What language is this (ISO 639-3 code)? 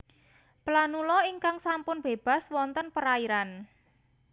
jav